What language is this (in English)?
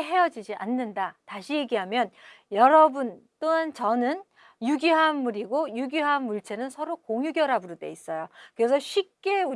Korean